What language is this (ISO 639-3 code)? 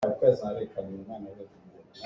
cnh